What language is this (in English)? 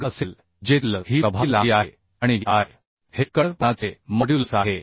Marathi